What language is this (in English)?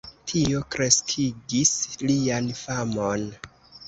Esperanto